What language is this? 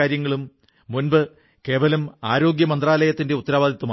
Malayalam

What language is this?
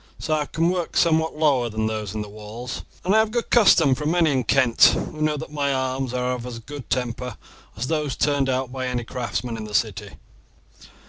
English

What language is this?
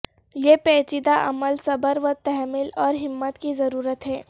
Urdu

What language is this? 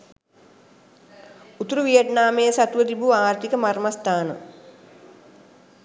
Sinhala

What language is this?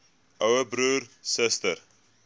Afrikaans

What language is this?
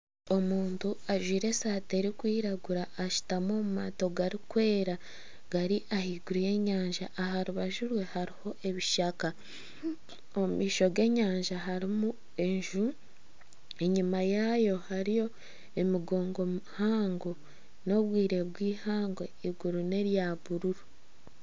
Nyankole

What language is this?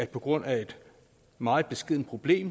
Danish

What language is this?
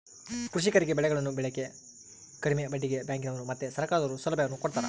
Kannada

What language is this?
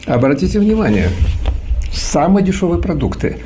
Russian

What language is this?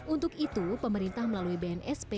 Indonesian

